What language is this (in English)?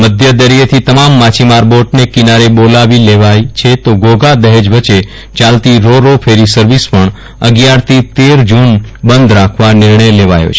Gujarati